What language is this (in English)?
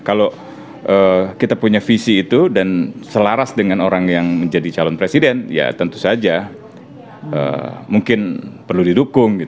Indonesian